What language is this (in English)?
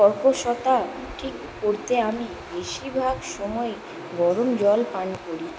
Bangla